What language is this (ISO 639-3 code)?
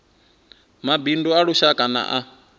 ven